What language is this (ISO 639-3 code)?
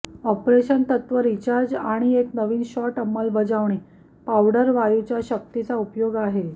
mar